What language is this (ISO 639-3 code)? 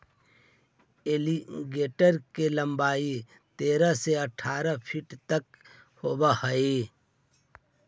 mag